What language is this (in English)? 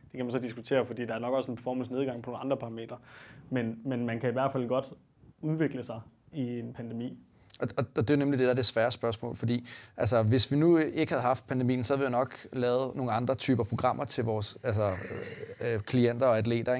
Danish